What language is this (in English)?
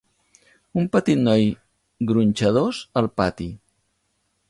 Catalan